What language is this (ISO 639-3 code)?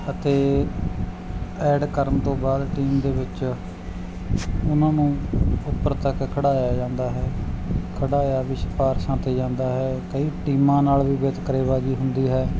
pan